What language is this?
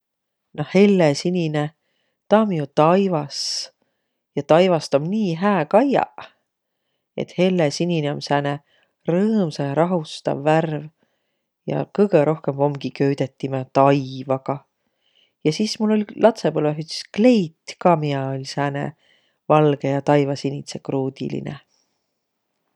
Võro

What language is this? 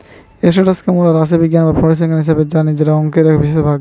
Bangla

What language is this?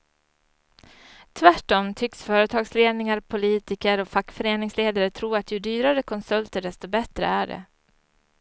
Swedish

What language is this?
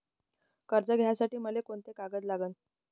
Marathi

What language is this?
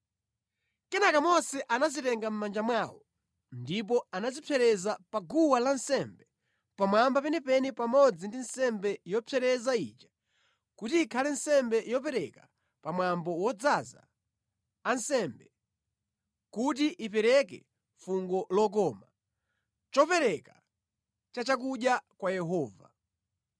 Nyanja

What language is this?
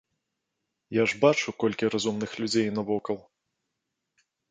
Belarusian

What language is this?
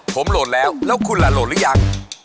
Thai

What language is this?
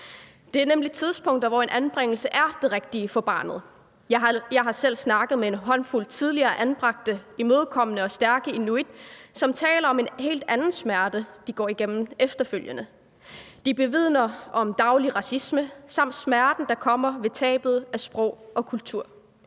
Danish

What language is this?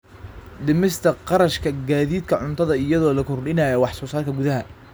Somali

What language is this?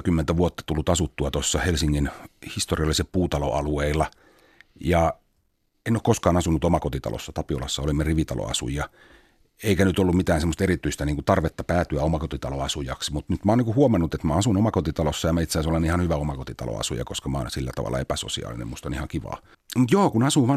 Finnish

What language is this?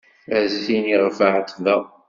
Kabyle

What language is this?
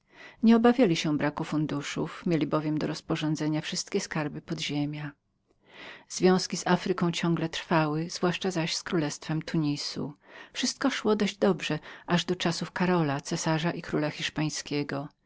Polish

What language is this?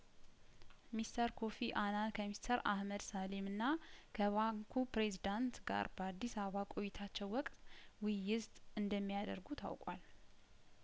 Amharic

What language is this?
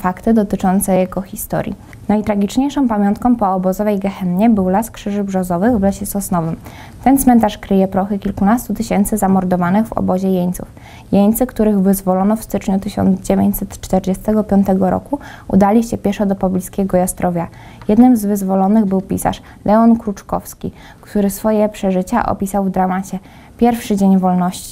Polish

